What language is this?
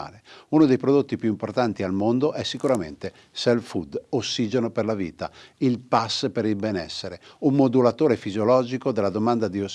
Italian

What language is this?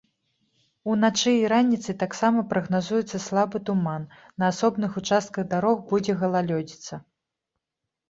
Belarusian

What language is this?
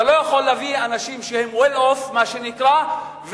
Hebrew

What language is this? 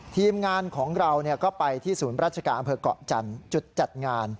Thai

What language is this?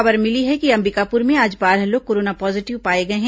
Hindi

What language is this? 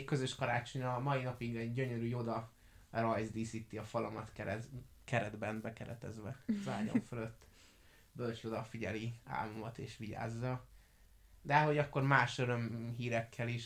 Hungarian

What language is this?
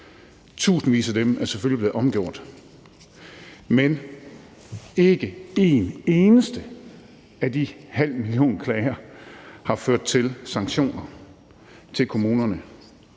Danish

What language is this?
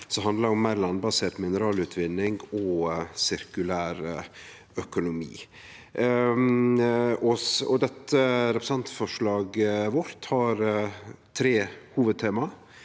Norwegian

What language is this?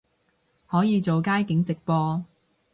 Cantonese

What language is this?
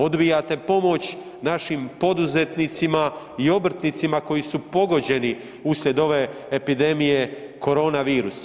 Croatian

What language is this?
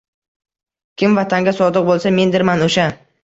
Uzbek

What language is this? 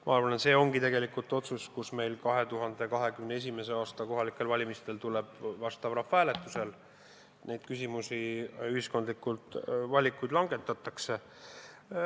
Estonian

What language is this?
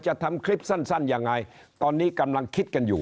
Thai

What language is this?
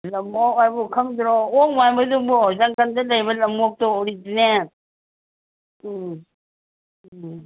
Manipuri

